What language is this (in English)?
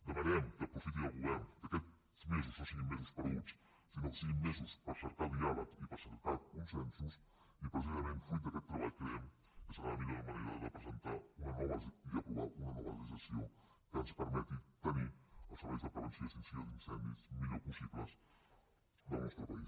Catalan